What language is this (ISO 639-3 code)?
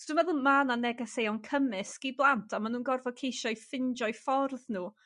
cym